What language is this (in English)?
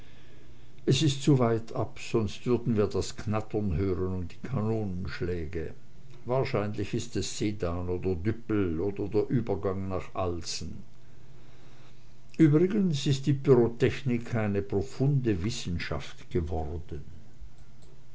German